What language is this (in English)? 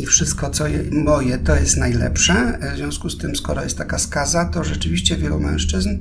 Polish